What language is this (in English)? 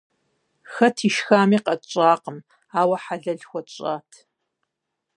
Kabardian